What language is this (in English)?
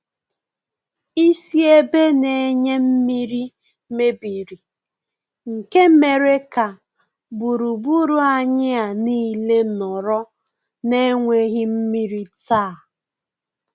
Igbo